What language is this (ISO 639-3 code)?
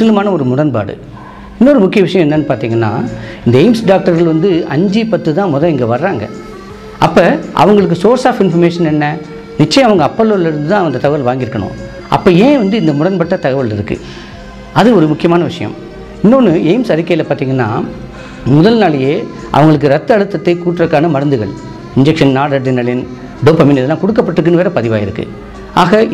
ara